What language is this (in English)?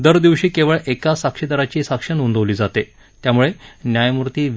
Marathi